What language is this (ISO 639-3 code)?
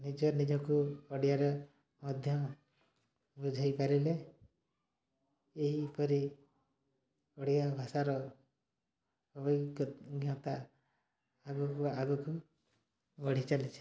ori